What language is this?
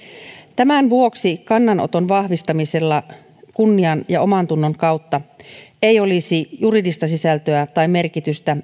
Finnish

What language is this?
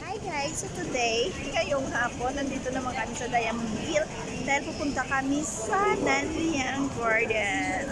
Filipino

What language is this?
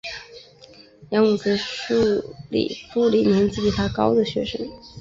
Chinese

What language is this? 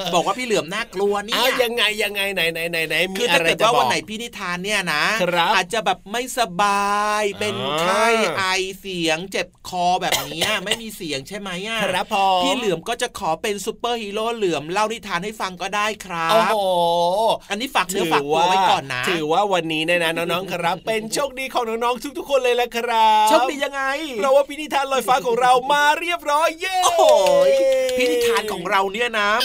Thai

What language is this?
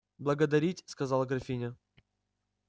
Russian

